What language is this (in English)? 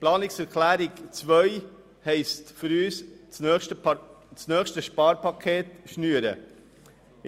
Swiss German